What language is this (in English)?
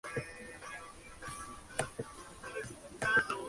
Spanish